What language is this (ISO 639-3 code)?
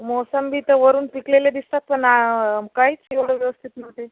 mar